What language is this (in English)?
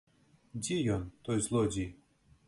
Belarusian